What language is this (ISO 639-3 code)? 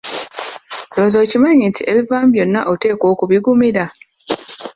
lug